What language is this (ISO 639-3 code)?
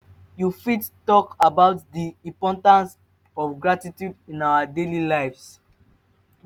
pcm